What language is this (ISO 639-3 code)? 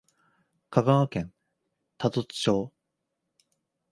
jpn